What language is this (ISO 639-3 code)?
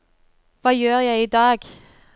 nor